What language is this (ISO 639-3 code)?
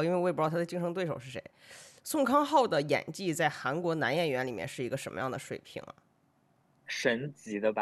zho